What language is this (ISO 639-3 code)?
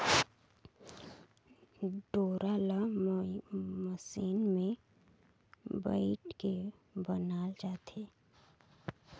hne